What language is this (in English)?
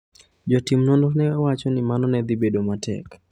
Luo (Kenya and Tanzania)